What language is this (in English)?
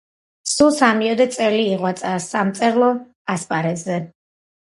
Georgian